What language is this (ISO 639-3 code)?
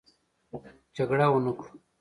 pus